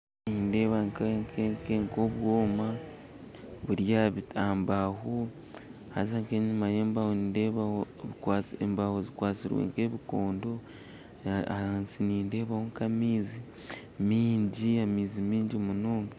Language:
Nyankole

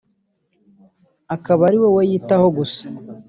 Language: Kinyarwanda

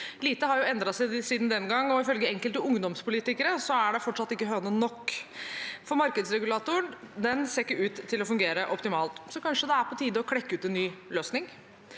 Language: Norwegian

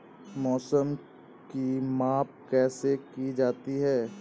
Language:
Hindi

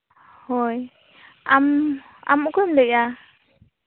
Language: Santali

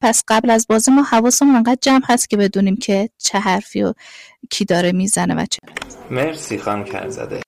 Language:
Persian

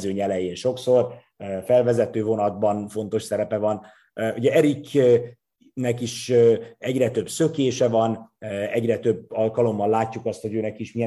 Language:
Hungarian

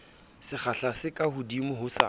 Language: Southern Sotho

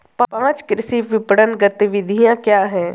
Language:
Hindi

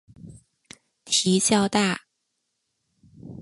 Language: Chinese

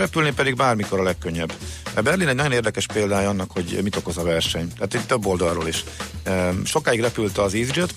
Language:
Hungarian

